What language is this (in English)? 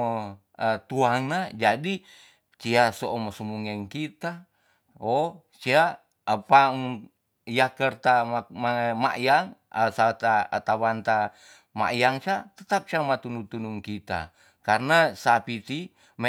Tonsea